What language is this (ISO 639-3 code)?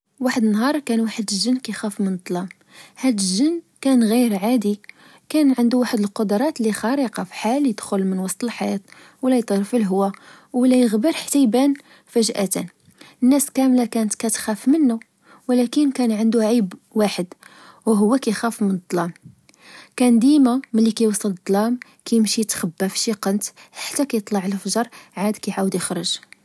ary